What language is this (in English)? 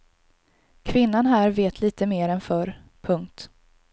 Swedish